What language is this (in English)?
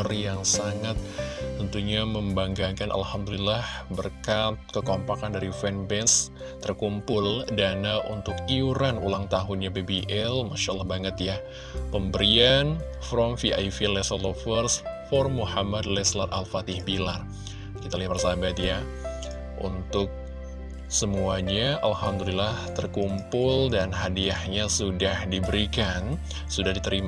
Indonesian